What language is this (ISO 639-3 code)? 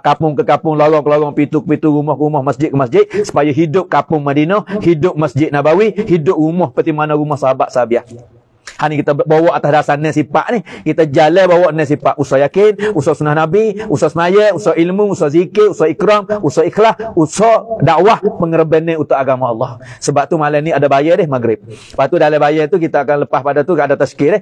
msa